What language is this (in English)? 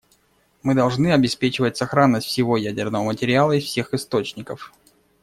Russian